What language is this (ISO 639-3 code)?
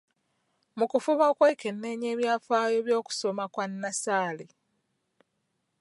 lug